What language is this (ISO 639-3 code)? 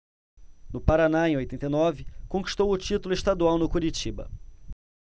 por